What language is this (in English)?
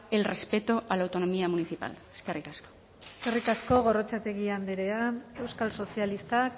Basque